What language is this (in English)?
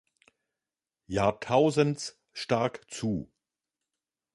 German